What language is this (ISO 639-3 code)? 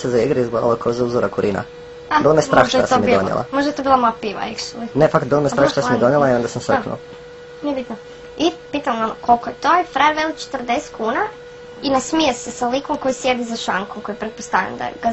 hrv